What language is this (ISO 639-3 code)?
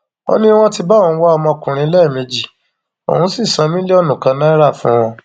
yor